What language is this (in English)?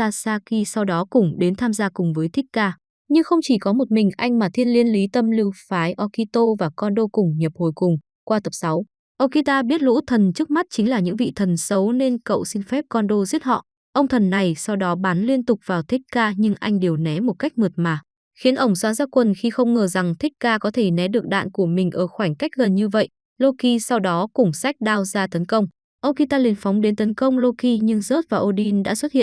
Vietnamese